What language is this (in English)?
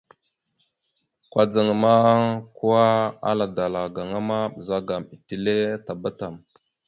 Mada (Cameroon)